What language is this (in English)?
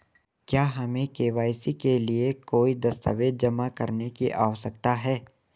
Hindi